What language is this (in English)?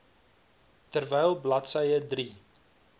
Afrikaans